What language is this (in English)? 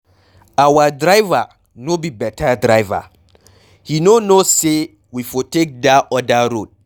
Nigerian Pidgin